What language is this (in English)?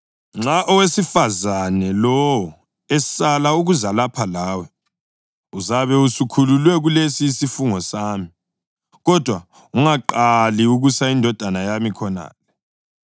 North Ndebele